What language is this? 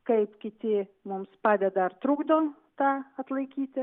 Lithuanian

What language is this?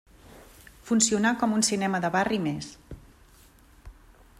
Catalan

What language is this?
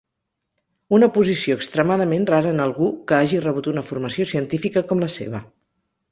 Catalan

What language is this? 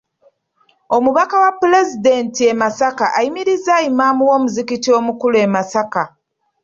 Ganda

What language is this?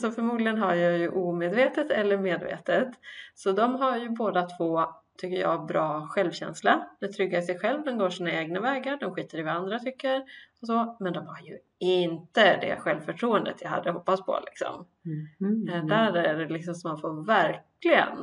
Swedish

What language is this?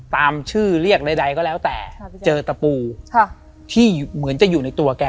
Thai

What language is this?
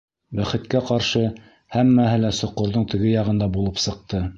Bashkir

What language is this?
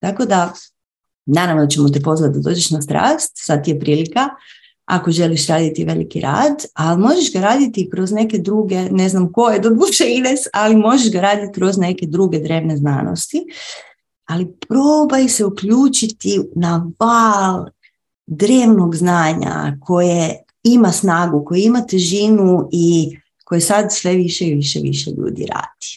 Croatian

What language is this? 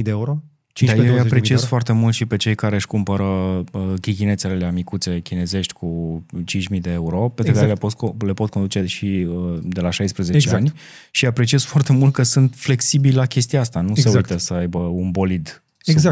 Romanian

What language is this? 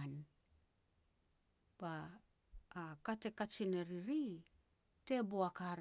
Petats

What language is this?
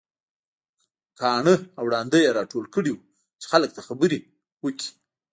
Pashto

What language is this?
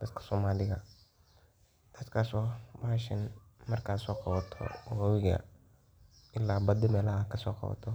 Somali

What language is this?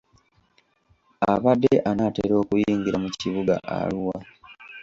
Ganda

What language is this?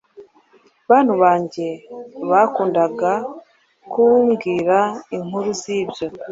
Kinyarwanda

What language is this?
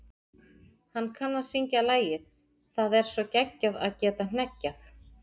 Icelandic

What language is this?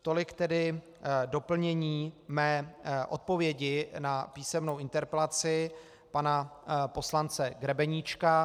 Czech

